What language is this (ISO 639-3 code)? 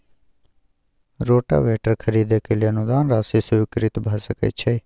mai